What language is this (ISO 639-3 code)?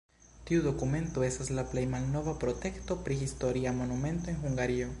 epo